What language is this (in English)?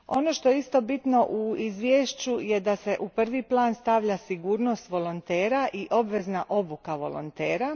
Croatian